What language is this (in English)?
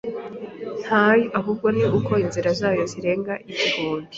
Kinyarwanda